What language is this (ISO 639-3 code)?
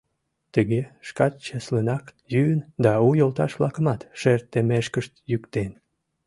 chm